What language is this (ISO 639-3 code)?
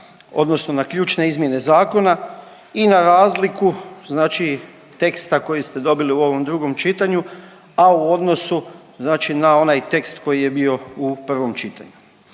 hrv